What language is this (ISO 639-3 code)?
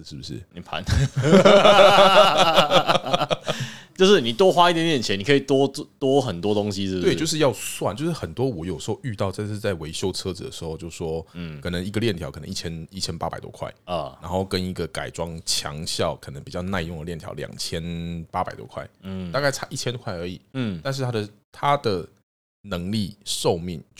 zho